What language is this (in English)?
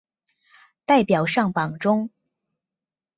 Chinese